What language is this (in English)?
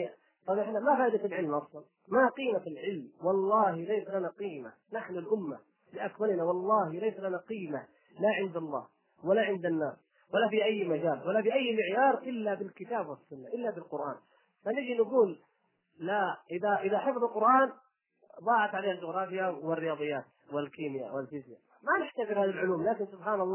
Arabic